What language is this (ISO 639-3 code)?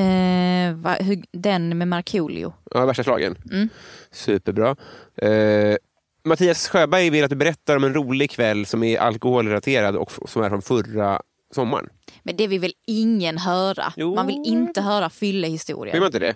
swe